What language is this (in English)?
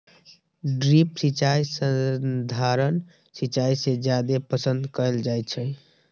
Magahi